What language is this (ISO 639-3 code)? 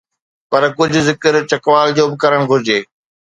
snd